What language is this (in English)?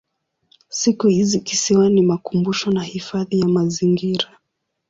Swahili